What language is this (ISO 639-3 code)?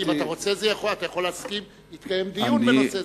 heb